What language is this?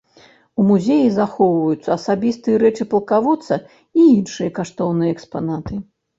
Belarusian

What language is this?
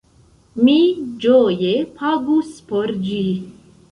Esperanto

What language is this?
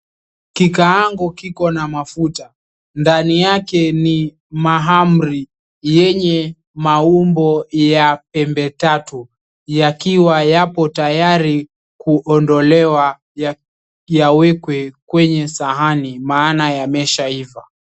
Swahili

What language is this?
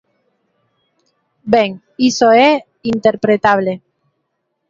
Galician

